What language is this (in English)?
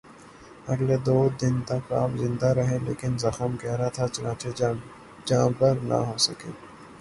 Urdu